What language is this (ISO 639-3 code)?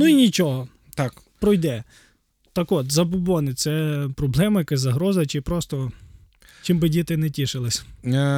ukr